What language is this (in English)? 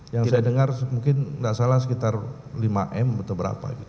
Indonesian